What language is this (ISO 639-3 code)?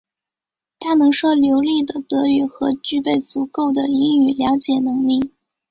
zho